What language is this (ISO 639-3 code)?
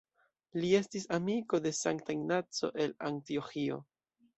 epo